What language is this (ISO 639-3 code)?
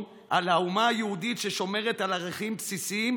heb